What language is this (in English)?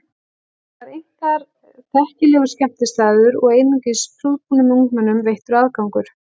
Icelandic